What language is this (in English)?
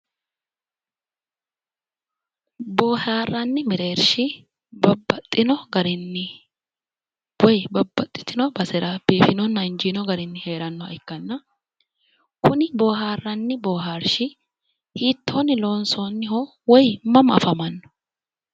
Sidamo